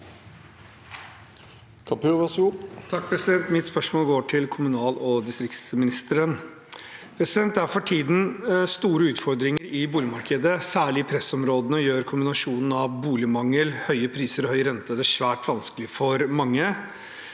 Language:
Norwegian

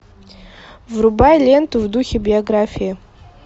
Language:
Russian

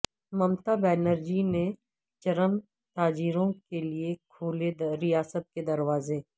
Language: Urdu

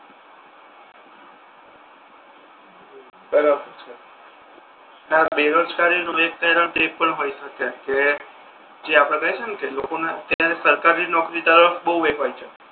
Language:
Gujarati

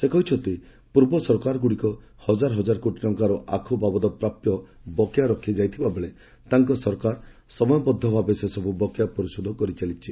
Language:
Odia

